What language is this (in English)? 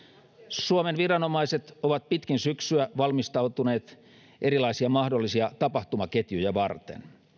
Finnish